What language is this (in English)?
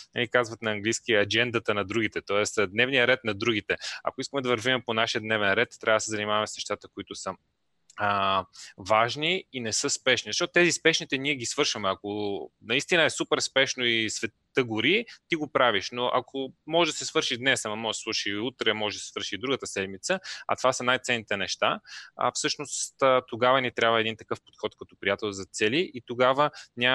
Bulgarian